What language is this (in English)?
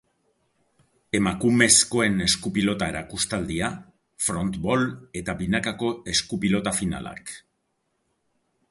Basque